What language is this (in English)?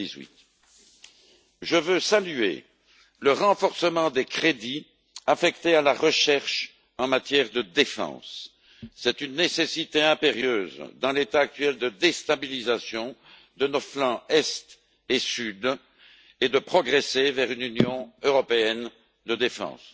French